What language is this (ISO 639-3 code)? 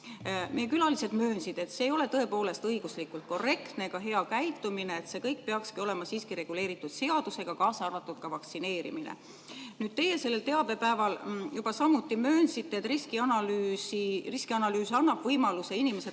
est